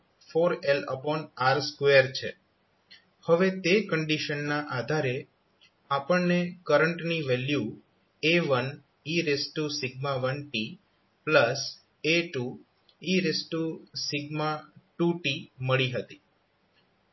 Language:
Gujarati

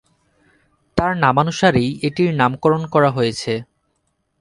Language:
Bangla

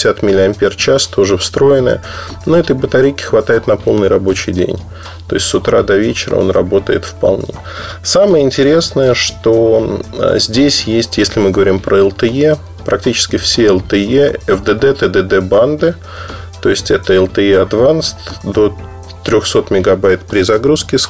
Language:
Russian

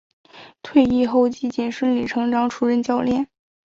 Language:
Chinese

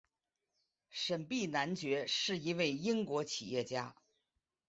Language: Chinese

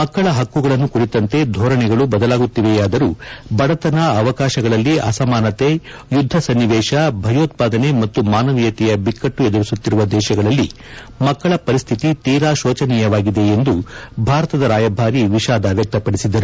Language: Kannada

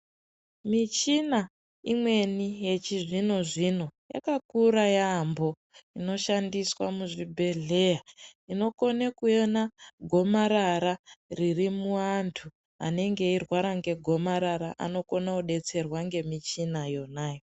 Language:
Ndau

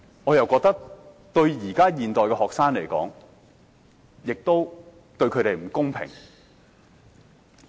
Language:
Cantonese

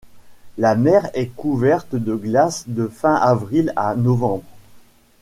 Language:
French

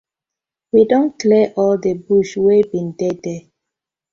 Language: Nigerian Pidgin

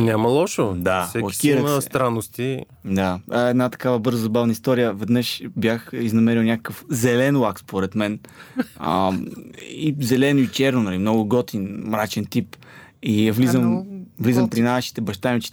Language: Bulgarian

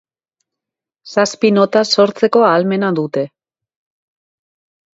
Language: Basque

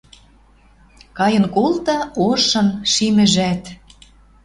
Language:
Western Mari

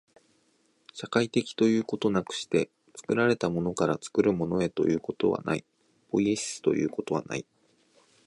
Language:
Japanese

